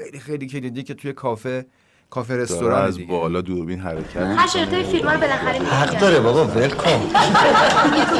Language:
Persian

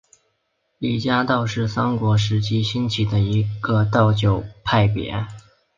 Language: Chinese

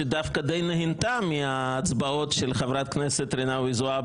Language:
Hebrew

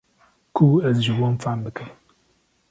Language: Kurdish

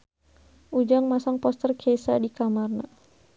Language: Sundanese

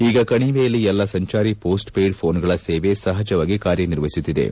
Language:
Kannada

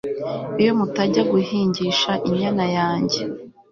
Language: Kinyarwanda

